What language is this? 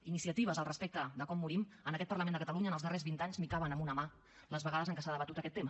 Catalan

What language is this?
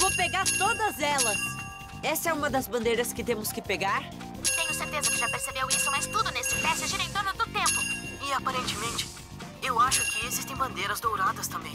Portuguese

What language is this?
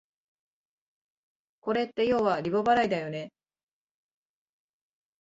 Japanese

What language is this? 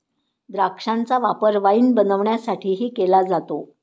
Marathi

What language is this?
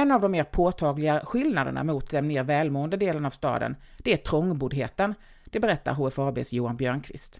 Swedish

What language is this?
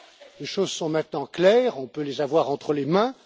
French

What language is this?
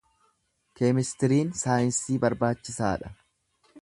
Oromo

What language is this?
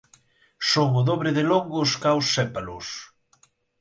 Galician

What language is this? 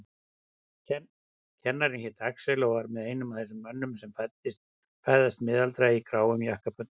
Icelandic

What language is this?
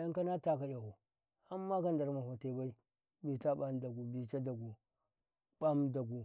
Karekare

